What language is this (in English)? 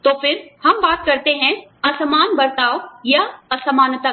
Hindi